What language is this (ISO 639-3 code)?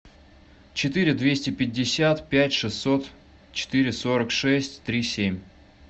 rus